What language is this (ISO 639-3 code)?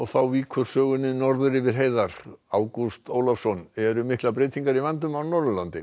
isl